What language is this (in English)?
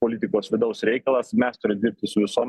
Lithuanian